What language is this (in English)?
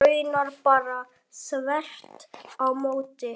Icelandic